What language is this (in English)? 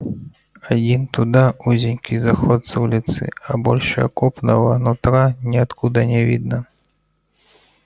Russian